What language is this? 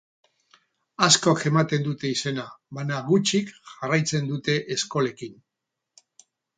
Basque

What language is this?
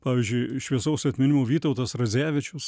Lithuanian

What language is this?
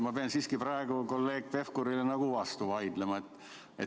Estonian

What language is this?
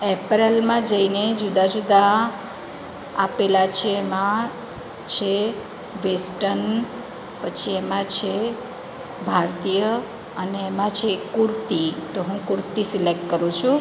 Gujarati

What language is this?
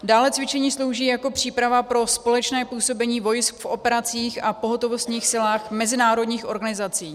Czech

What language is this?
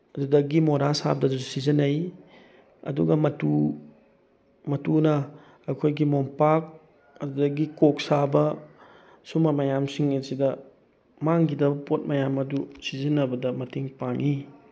Manipuri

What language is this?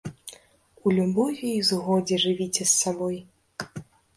Belarusian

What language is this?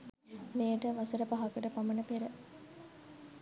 Sinhala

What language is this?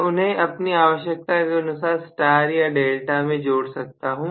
Hindi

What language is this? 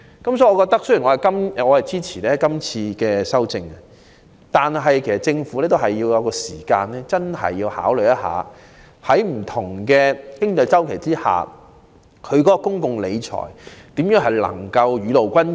Cantonese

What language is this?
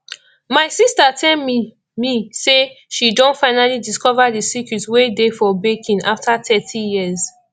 Nigerian Pidgin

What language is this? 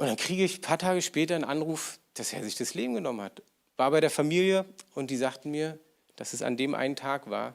German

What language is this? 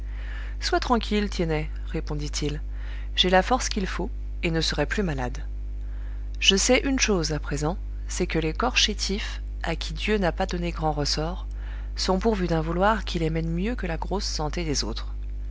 French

